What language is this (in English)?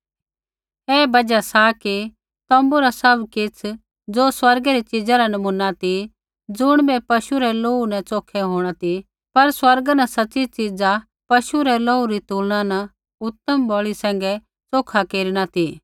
Kullu Pahari